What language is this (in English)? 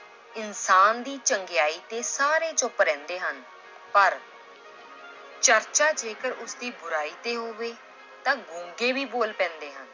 Punjabi